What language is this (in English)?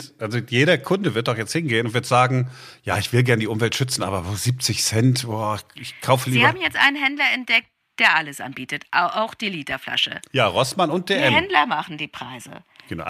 German